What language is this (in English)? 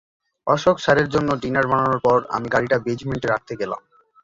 Bangla